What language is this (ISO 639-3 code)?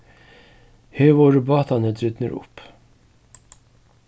fao